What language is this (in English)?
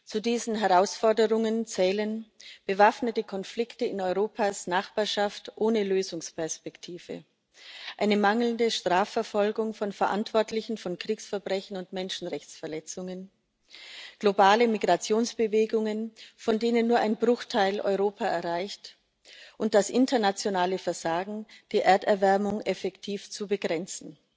German